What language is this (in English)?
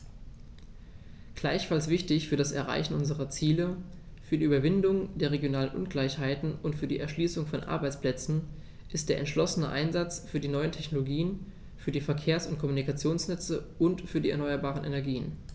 German